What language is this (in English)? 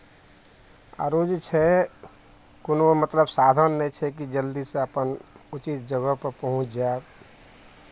Maithili